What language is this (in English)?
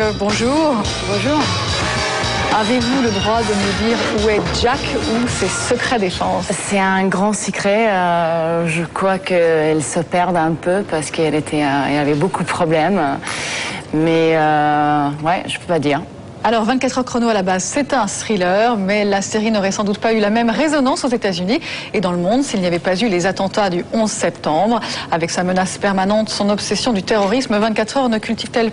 French